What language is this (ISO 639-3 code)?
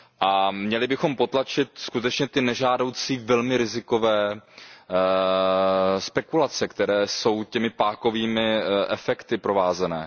ces